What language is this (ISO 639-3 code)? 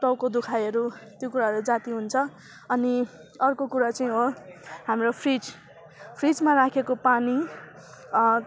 nep